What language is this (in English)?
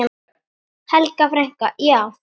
Icelandic